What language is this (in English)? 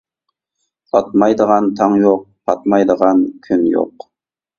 Uyghur